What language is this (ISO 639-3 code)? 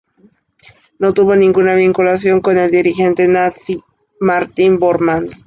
spa